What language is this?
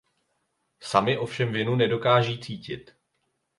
Czech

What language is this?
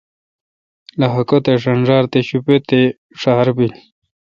Kalkoti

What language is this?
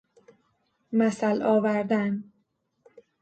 Persian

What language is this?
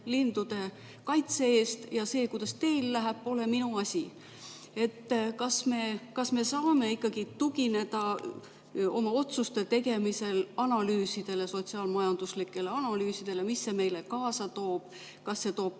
Estonian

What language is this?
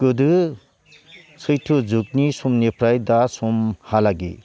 Bodo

